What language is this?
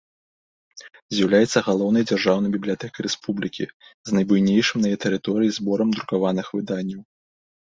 Belarusian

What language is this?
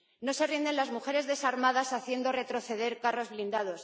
Spanish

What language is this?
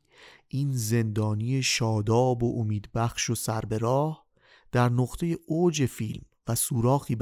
Persian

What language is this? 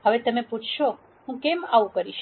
Gujarati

